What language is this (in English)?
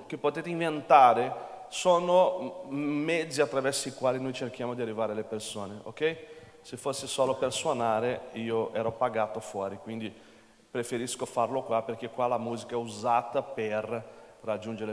Italian